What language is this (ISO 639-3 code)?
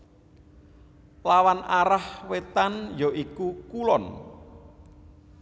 jav